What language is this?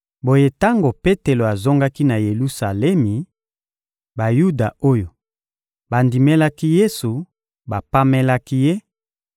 Lingala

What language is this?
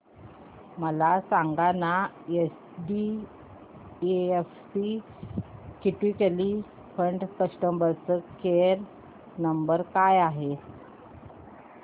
Marathi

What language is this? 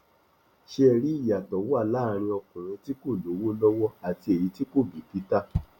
Yoruba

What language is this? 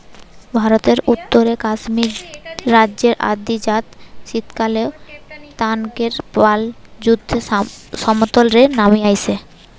Bangla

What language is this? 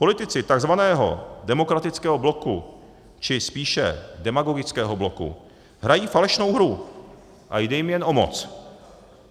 Czech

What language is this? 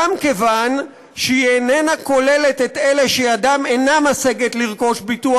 Hebrew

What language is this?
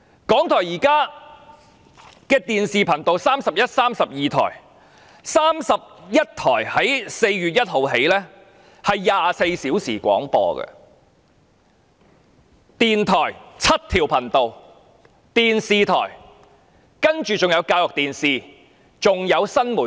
Cantonese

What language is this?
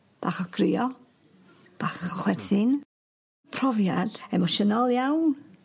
Welsh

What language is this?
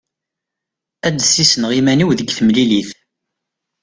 Kabyle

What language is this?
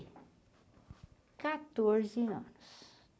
Portuguese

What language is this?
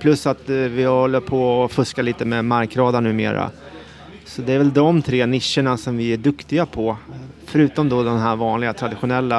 Swedish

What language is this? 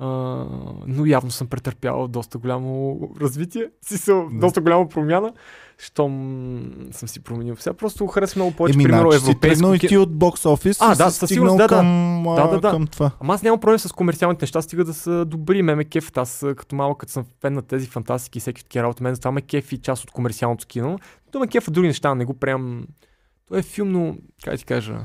Bulgarian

